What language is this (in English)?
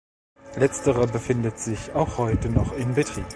German